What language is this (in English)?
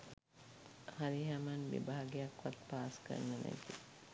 Sinhala